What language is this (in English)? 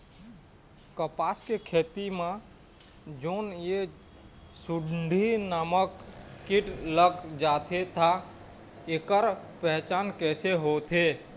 Chhattisgarhi